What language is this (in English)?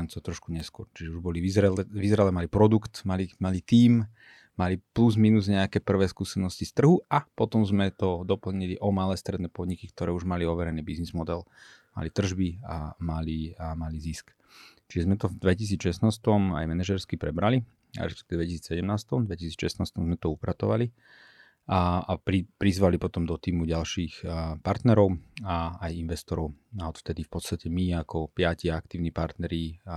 Slovak